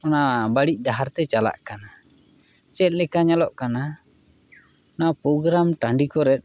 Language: Santali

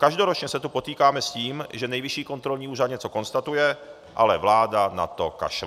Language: Czech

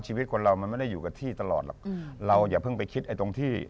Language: Thai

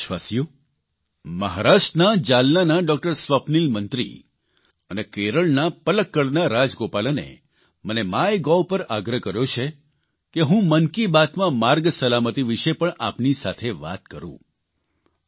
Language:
Gujarati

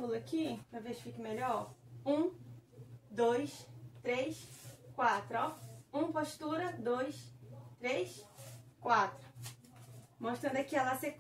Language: Portuguese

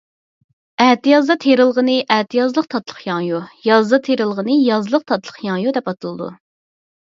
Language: Uyghur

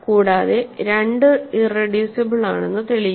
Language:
Malayalam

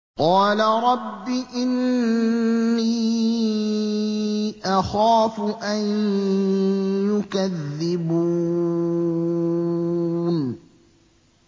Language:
Arabic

